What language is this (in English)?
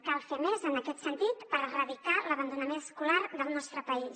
Catalan